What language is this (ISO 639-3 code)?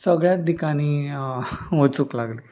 kok